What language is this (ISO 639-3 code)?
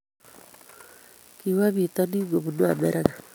kln